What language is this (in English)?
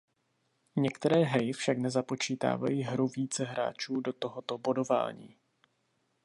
Czech